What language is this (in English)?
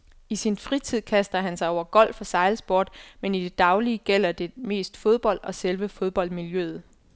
Danish